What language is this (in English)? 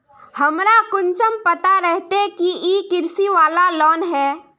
Magahi